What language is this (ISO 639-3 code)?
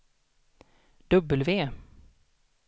swe